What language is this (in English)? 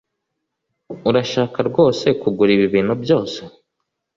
Kinyarwanda